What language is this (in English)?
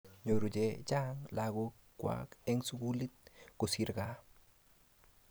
Kalenjin